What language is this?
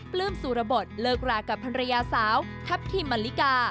Thai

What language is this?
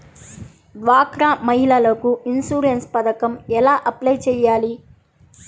Telugu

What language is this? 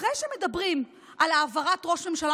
Hebrew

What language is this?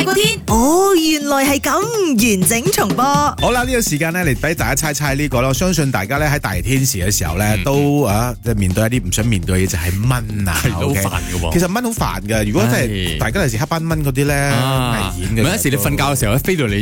Chinese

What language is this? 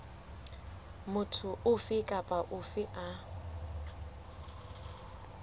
Southern Sotho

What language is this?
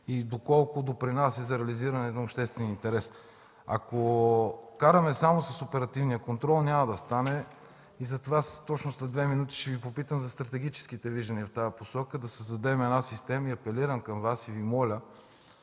Bulgarian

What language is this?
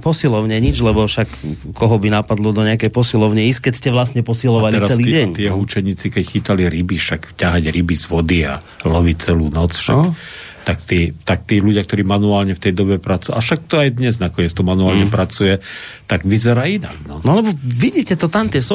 Slovak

